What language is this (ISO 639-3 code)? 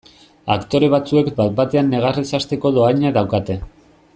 eus